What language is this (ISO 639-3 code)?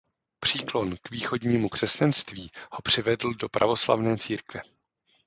ces